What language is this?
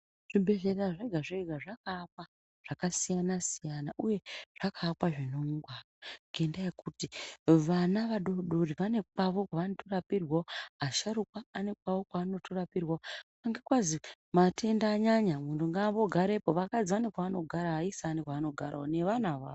Ndau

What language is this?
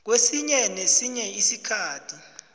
South Ndebele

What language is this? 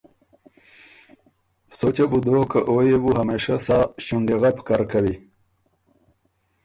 Ormuri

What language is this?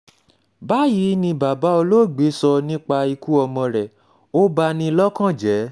Yoruba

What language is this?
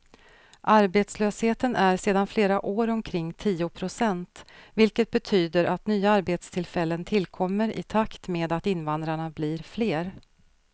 Swedish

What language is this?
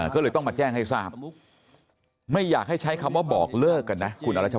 Thai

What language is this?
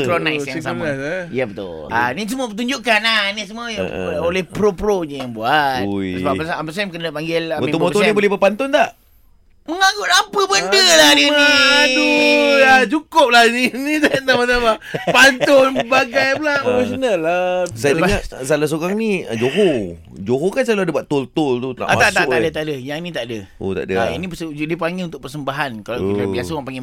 Malay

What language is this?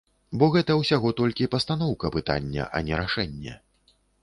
Belarusian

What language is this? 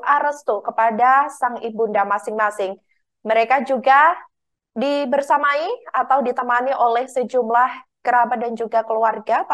Indonesian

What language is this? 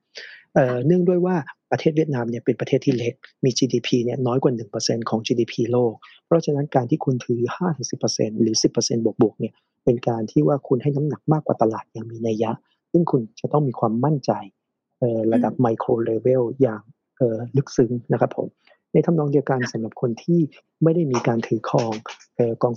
Thai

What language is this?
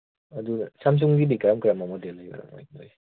Manipuri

